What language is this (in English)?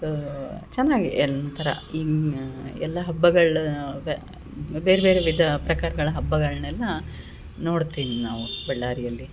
Kannada